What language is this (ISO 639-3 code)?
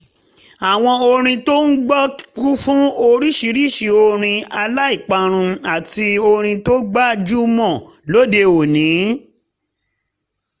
yor